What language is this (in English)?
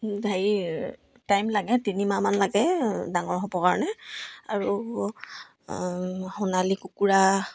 Assamese